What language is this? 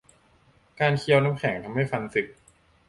Thai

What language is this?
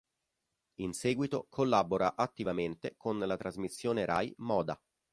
Italian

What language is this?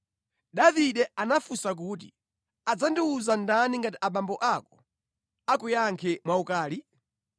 Nyanja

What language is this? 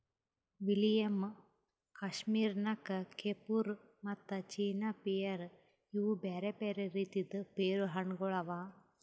Kannada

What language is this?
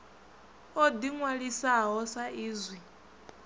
Venda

